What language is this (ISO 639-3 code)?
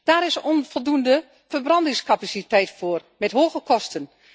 nld